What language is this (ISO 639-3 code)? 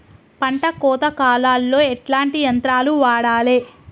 tel